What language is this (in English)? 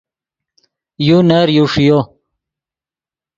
Yidgha